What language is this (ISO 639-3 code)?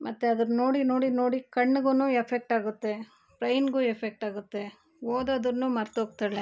kan